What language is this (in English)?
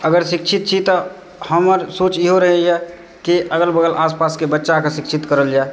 Maithili